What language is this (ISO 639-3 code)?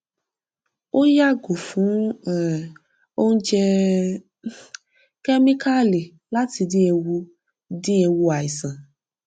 yor